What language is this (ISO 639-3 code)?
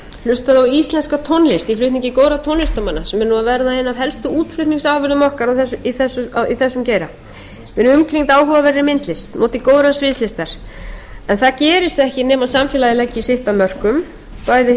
isl